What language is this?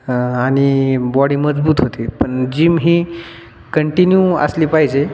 Marathi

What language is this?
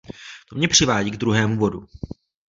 Czech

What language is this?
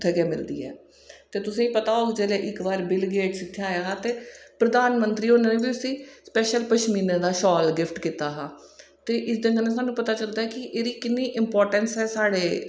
Dogri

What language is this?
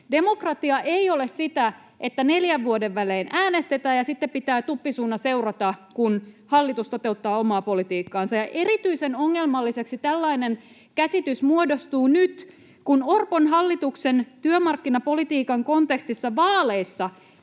Finnish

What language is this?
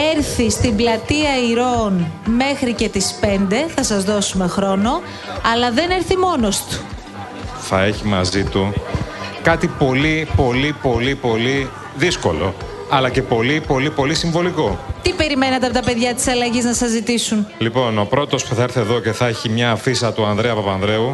Greek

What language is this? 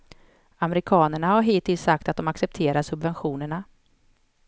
Swedish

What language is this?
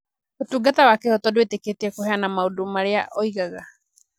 Kikuyu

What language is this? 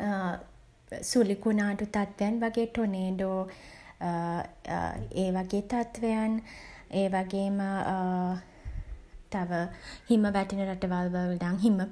Sinhala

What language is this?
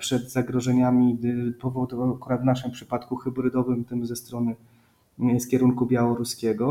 Polish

